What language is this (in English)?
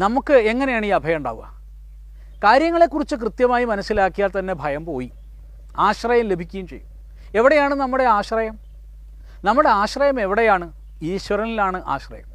Malayalam